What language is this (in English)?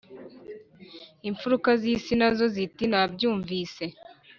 Kinyarwanda